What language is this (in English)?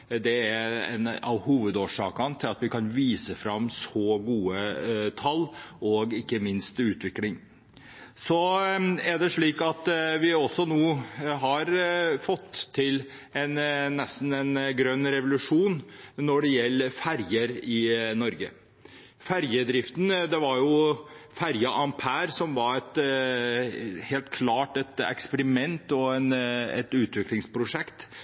Norwegian Bokmål